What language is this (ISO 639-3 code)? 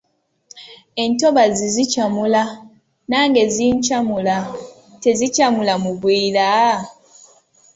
lug